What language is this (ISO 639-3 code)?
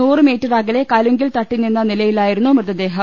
mal